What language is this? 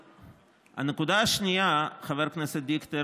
Hebrew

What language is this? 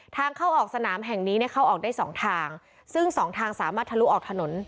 Thai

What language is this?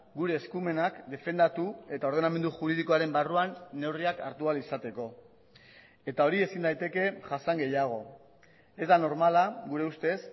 Basque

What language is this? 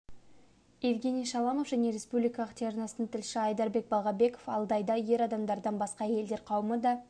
Kazakh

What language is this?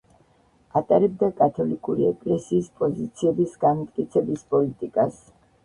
Georgian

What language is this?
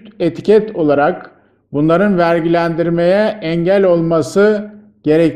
Turkish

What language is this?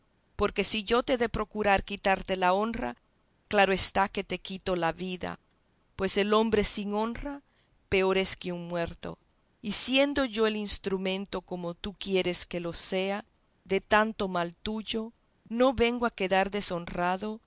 Spanish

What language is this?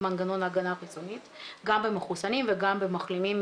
Hebrew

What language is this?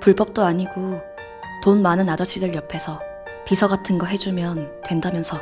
Korean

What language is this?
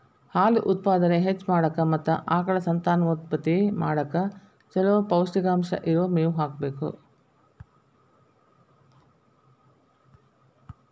Kannada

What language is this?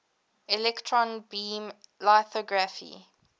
English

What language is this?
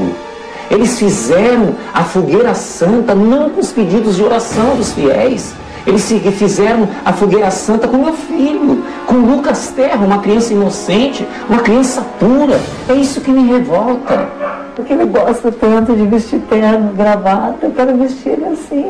Portuguese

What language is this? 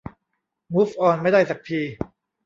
Thai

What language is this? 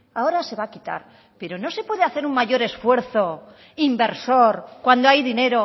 Spanish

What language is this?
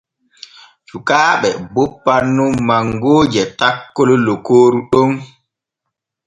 Borgu Fulfulde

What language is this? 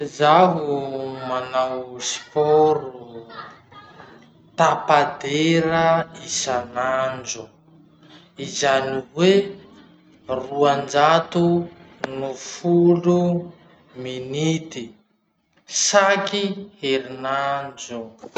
Masikoro Malagasy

